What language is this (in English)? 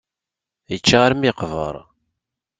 Kabyle